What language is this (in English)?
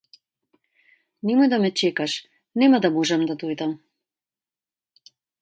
Macedonian